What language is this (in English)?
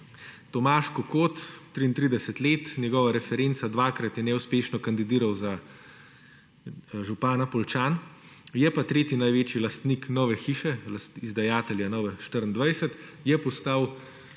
Slovenian